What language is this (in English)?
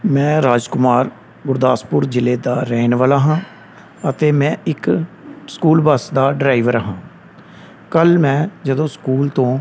Punjabi